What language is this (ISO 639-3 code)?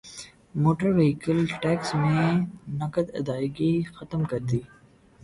urd